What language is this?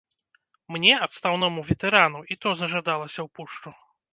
Belarusian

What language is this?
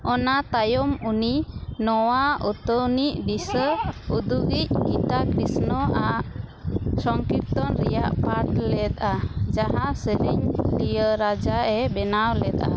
Santali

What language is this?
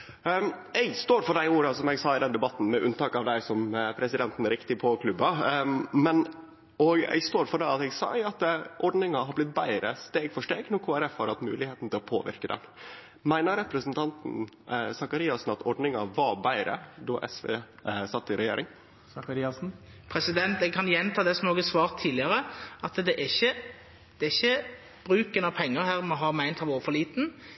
Norwegian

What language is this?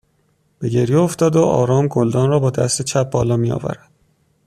Persian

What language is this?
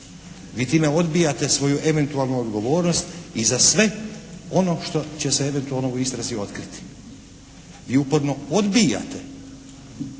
Croatian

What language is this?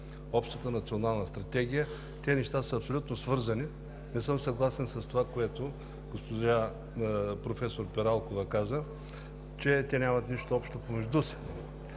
Bulgarian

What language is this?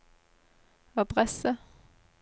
Norwegian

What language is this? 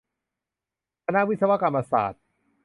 Thai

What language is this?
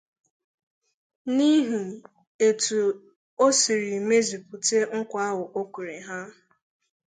Igbo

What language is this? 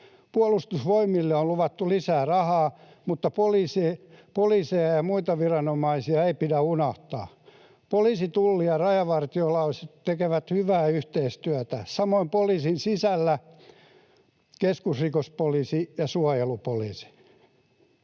Finnish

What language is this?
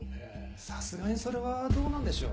Japanese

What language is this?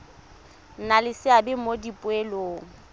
Tswana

